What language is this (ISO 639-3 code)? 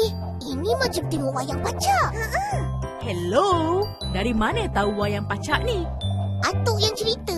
msa